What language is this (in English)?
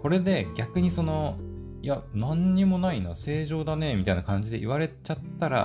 Japanese